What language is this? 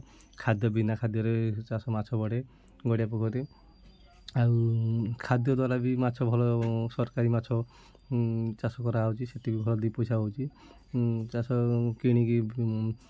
Odia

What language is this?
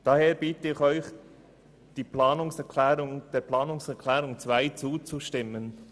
Swiss German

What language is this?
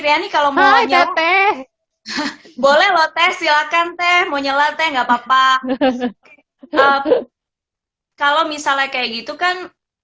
Indonesian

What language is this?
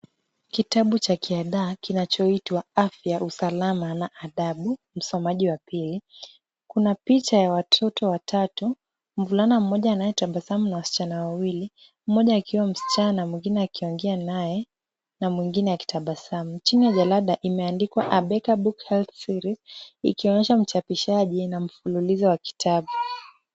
Swahili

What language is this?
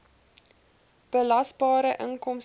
Afrikaans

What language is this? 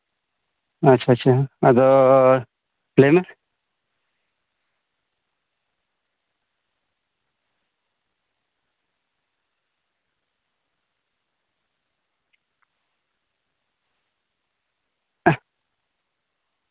Santali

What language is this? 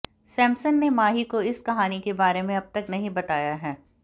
Hindi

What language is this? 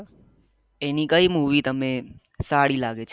Gujarati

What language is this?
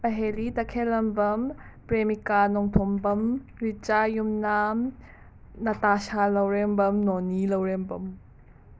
Manipuri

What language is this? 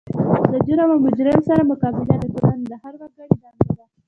Pashto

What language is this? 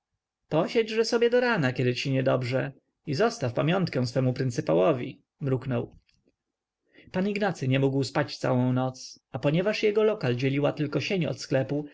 Polish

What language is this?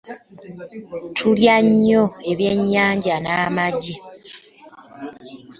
Ganda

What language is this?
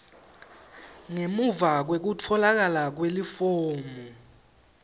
Swati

